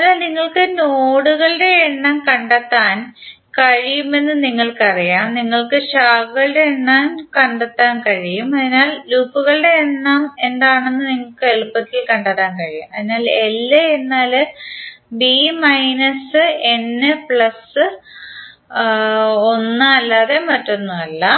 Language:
Malayalam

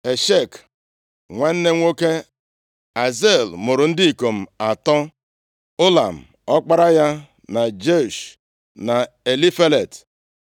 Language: Igbo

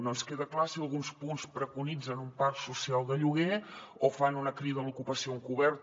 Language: Catalan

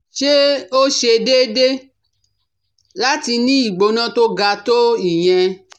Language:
Yoruba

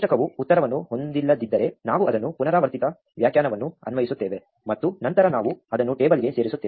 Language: Kannada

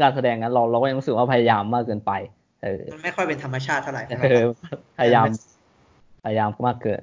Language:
Thai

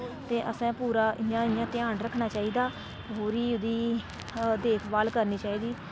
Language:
Dogri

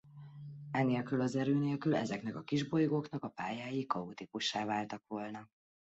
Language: Hungarian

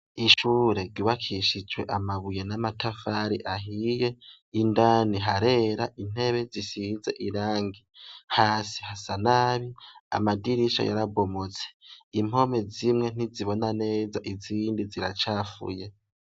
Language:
Rundi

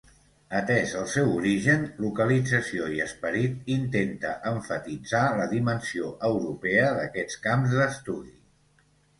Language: Catalan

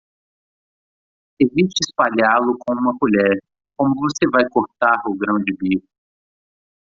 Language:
Portuguese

